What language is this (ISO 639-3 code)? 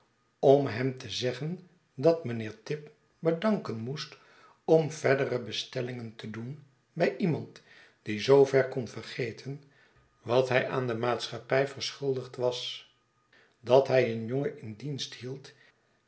nld